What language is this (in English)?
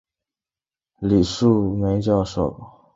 Chinese